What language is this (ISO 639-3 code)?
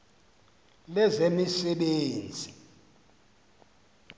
xho